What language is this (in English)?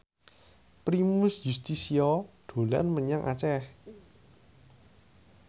Javanese